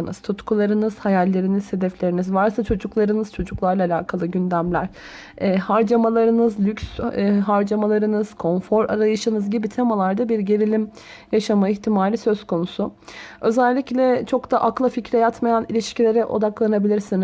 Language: Turkish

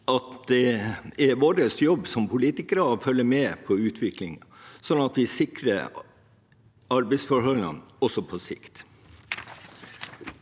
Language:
Norwegian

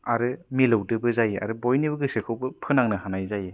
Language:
Bodo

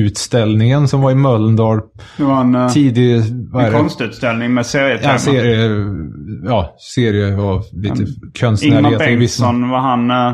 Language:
Swedish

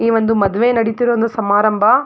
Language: Kannada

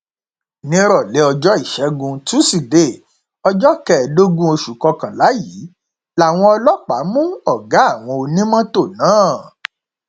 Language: Yoruba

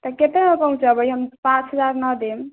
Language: Maithili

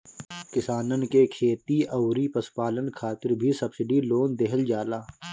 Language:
Bhojpuri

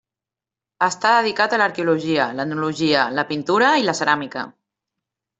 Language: Catalan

